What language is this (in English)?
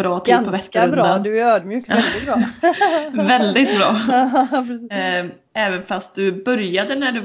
Swedish